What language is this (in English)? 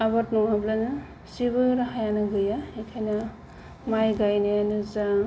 Bodo